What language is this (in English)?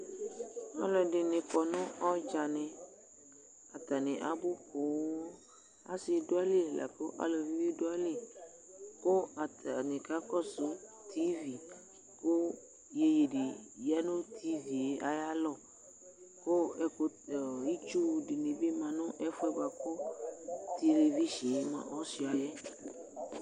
Ikposo